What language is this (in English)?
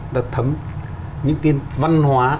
Vietnamese